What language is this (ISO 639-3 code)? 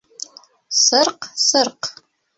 bak